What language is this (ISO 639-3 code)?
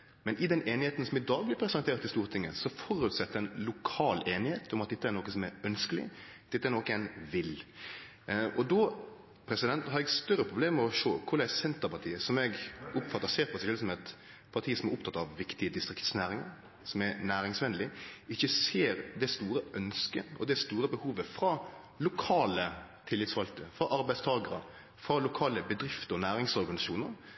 nno